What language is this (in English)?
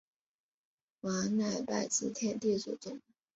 Chinese